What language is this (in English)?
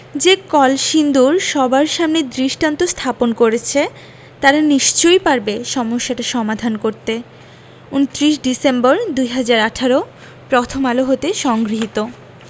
Bangla